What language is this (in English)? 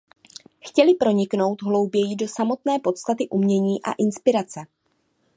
Czech